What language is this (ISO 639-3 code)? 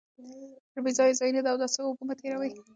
pus